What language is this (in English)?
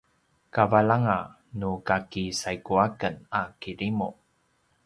Paiwan